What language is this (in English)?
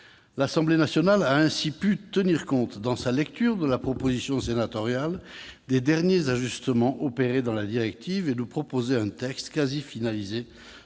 French